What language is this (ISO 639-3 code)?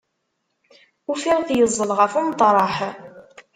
kab